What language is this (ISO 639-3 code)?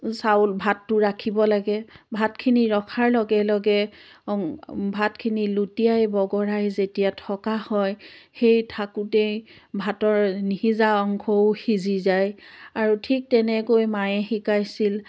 asm